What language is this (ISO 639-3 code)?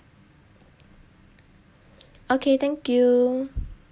eng